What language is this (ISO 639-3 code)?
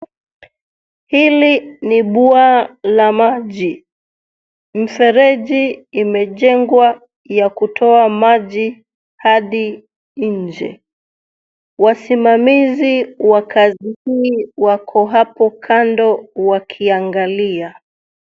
swa